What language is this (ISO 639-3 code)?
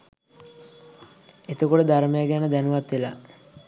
sin